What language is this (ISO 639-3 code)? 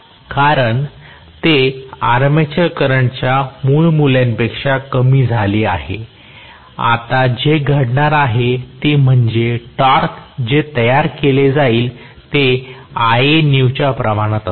mar